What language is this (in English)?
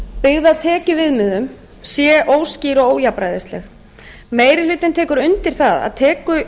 Icelandic